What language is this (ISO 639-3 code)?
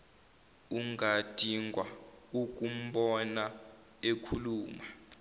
zul